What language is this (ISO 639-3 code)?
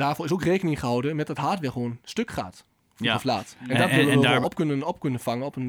nld